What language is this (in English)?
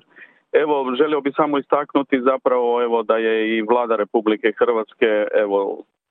Croatian